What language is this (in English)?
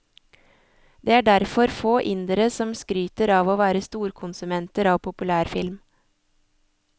Norwegian